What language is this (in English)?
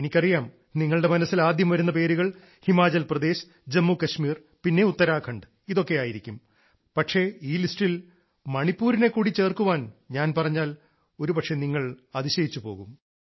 Malayalam